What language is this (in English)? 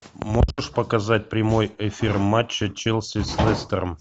Russian